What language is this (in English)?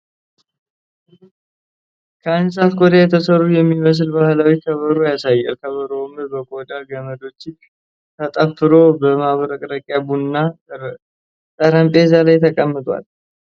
Amharic